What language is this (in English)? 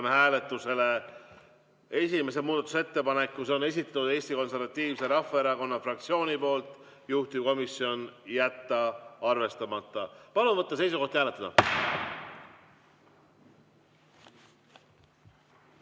Estonian